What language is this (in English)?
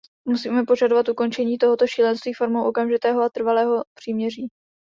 Czech